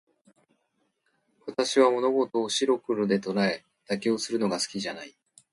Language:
Japanese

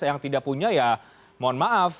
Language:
Indonesian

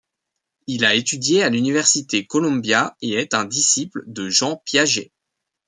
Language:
French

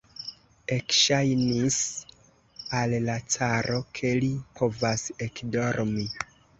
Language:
Esperanto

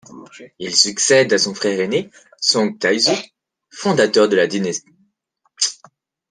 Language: French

